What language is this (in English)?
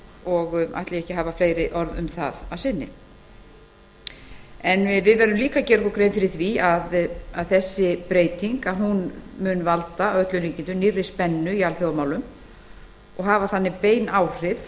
Icelandic